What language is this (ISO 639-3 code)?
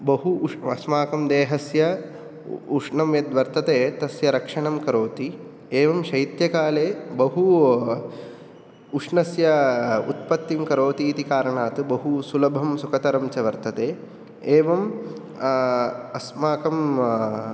san